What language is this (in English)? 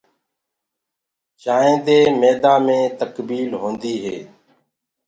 Gurgula